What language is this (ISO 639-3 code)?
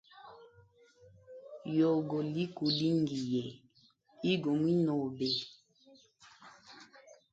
hem